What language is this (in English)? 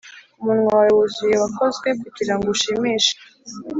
Kinyarwanda